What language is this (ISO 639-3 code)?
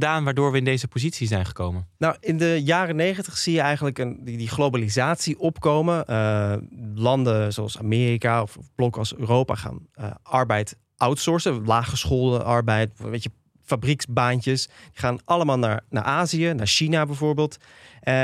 nld